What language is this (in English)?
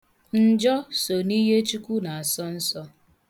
Igbo